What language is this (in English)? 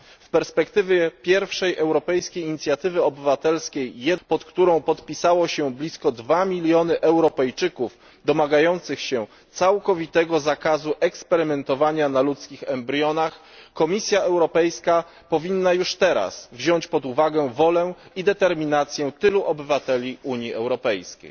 Polish